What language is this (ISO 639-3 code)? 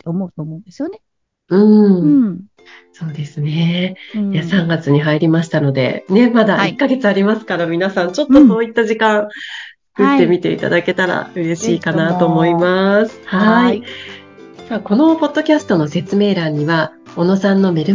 jpn